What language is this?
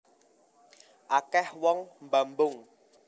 Javanese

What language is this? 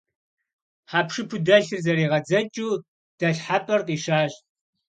Kabardian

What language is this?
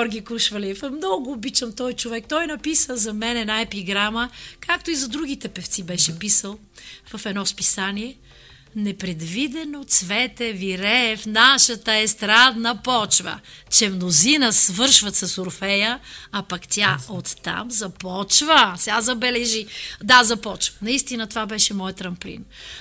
Bulgarian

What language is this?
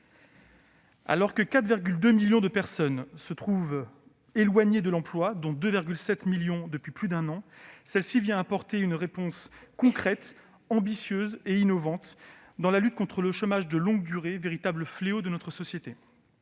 French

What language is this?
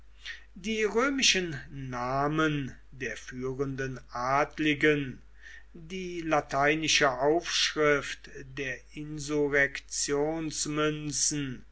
German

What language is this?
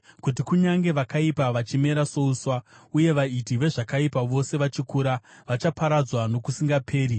Shona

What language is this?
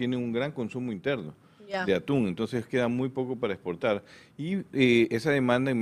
Spanish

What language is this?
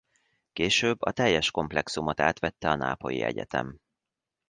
Hungarian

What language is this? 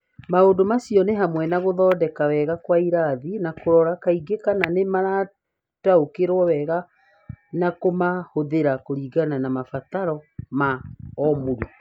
Kikuyu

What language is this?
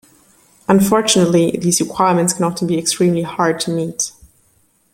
English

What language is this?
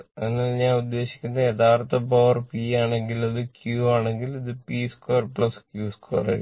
Malayalam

